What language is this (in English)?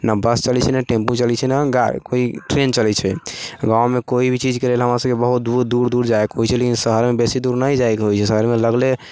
Maithili